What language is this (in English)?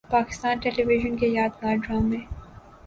Urdu